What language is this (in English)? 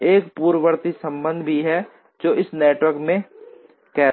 Hindi